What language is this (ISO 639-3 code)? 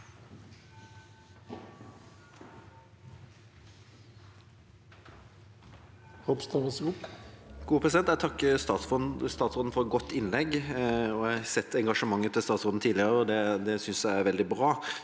nor